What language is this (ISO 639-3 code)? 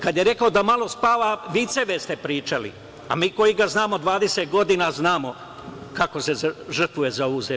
srp